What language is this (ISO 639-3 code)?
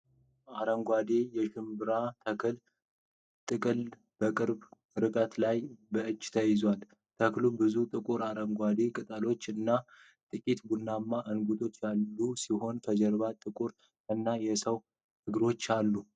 amh